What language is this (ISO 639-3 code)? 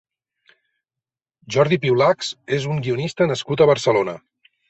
cat